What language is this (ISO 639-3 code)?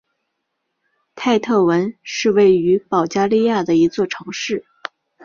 zho